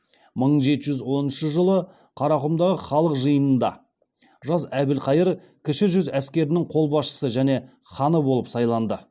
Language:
Kazakh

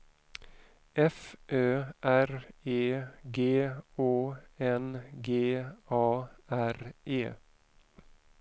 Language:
Swedish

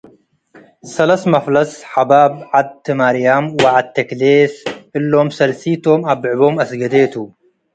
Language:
Tigre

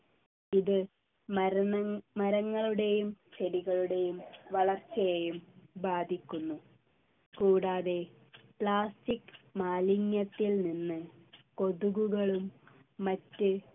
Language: Malayalam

